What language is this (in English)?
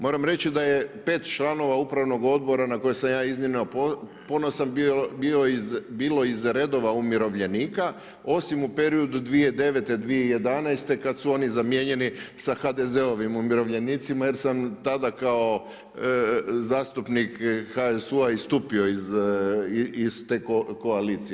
Croatian